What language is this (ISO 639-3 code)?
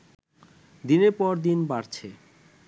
ben